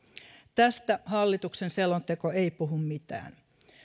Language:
Finnish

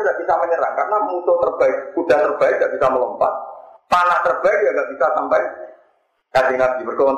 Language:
Indonesian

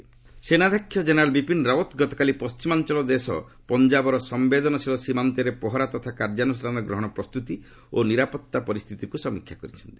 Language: Odia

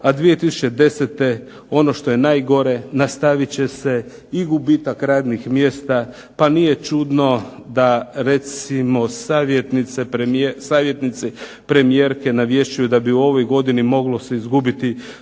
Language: Croatian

